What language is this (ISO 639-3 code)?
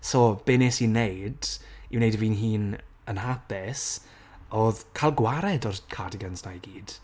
cym